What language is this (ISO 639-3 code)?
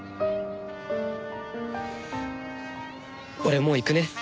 jpn